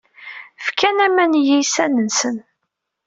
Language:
Kabyle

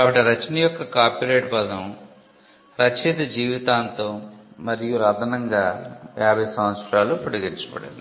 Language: Telugu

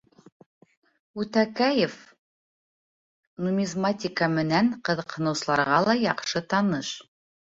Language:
Bashkir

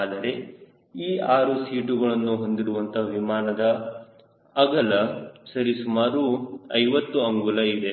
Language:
Kannada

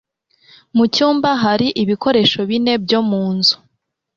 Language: Kinyarwanda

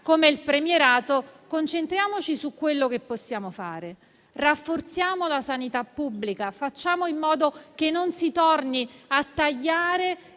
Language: Italian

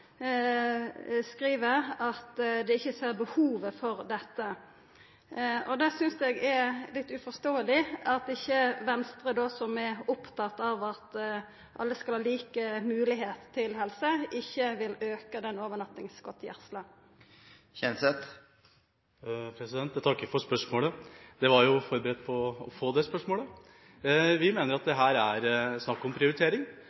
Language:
Norwegian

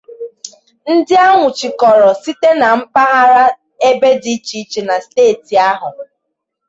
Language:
Igbo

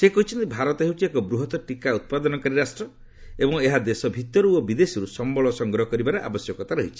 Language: Odia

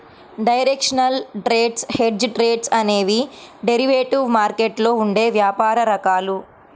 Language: Telugu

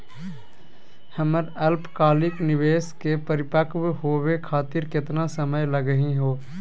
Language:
Magahi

